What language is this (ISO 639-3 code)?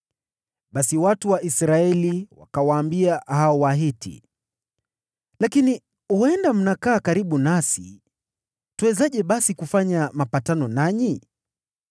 swa